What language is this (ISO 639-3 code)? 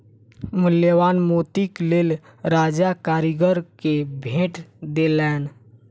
mai